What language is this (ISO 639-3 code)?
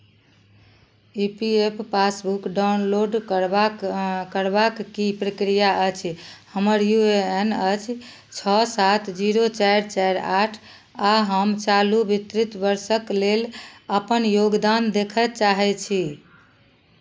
mai